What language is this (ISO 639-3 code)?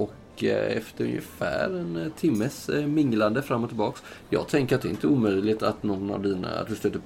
swe